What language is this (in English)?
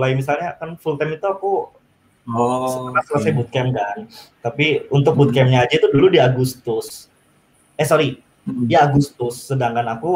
Indonesian